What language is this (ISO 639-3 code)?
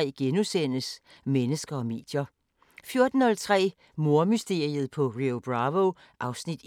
dan